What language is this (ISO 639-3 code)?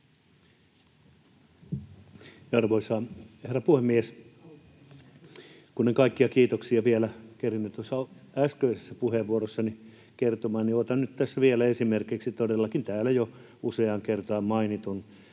fin